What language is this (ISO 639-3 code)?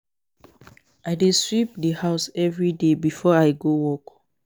pcm